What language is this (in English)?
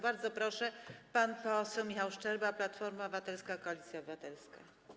Polish